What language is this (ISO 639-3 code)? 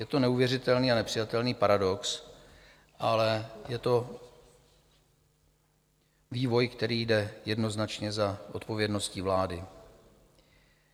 ces